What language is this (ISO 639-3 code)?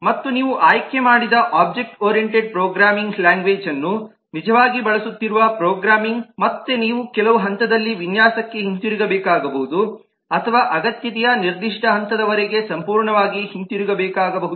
kan